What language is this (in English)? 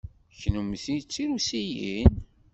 Kabyle